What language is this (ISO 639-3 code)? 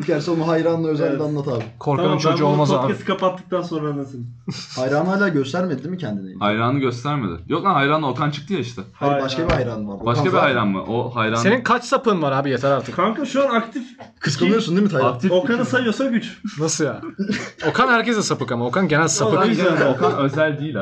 tur